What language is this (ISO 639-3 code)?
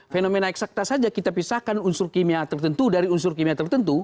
ind